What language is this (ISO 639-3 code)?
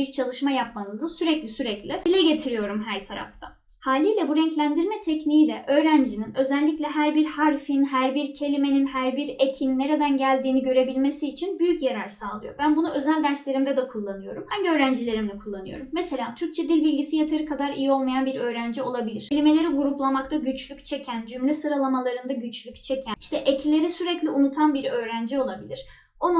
tur